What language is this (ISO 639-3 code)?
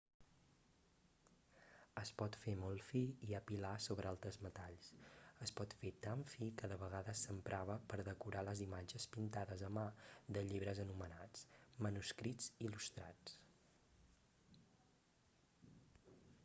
cat